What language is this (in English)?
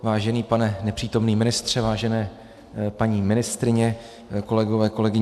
Czech